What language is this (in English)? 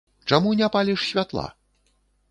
Belarusian